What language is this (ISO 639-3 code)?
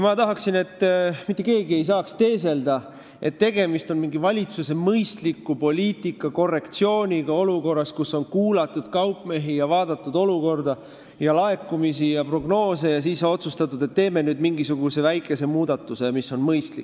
est